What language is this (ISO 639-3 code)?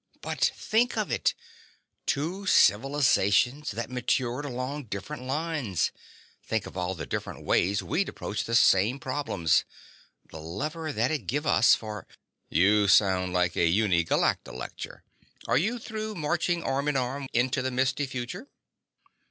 eng